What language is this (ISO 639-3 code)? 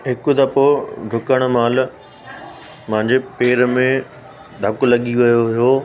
snd